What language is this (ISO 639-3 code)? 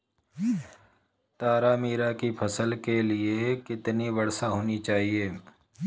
hin